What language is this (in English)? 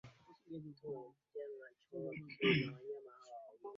Swahili